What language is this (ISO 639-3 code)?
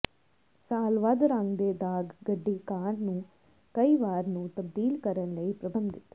pan